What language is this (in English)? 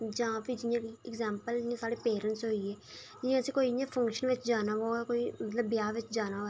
Dogri